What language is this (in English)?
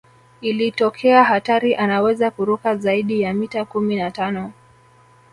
Swahili